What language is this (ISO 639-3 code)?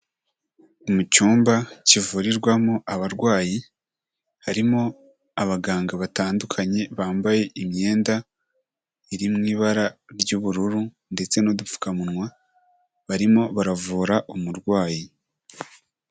kin